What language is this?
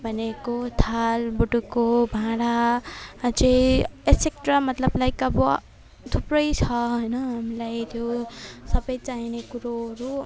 Nepali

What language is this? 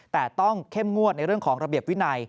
Thai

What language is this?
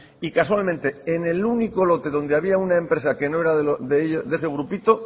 Spanish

